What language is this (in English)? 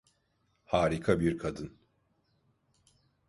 Turkish